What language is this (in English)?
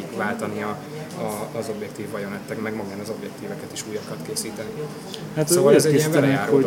Hungarian